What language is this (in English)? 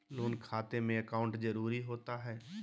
Magahi